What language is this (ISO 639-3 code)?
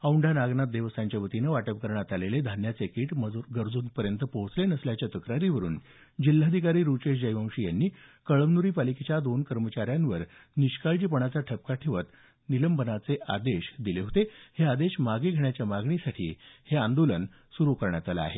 mar